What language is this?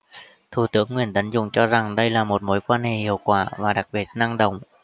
Vietnamese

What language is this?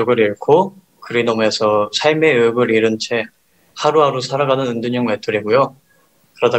Korean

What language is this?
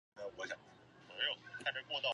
Chinese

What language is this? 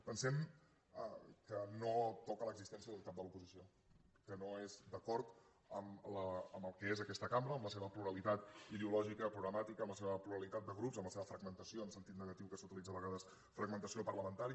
Catalan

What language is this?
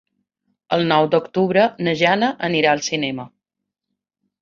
Catalan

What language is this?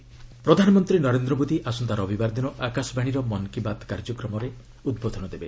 Odia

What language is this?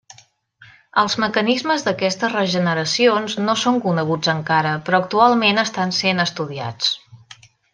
Catalan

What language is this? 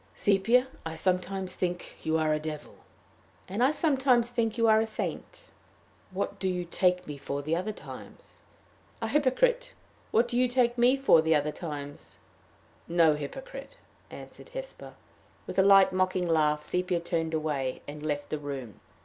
English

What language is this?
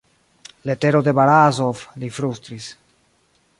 Esperanto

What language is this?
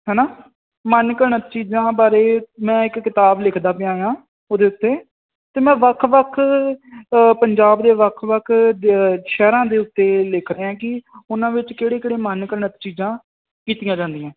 Punjabi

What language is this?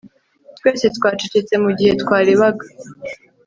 Kinyarwanda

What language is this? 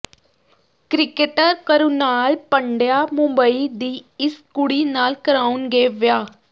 Punjabi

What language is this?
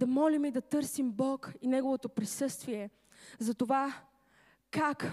Bulgarian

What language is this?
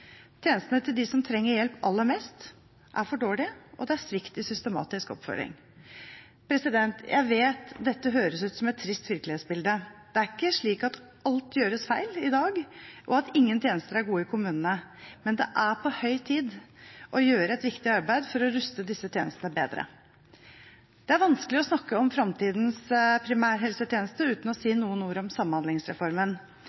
Norwegian Bokmål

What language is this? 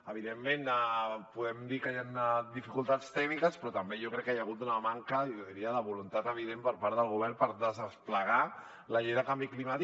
Catalan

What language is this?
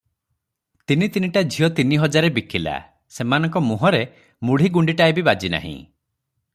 Odia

